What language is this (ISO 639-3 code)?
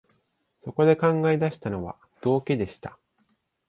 jpn